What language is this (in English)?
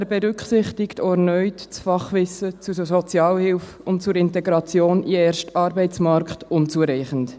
Swiss German